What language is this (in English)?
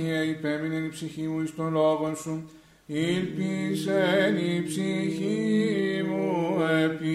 Greek